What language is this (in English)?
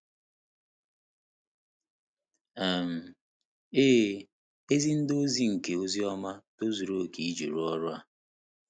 Igbo